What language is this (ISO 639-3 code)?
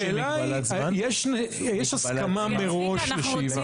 heb